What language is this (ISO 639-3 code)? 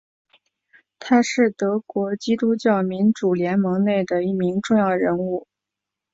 zho